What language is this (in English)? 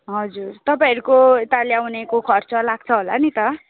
Nepali